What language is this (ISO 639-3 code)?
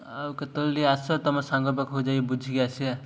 ori